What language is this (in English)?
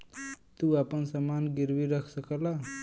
Bhojpuri